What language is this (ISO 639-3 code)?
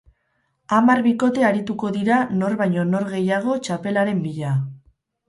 eus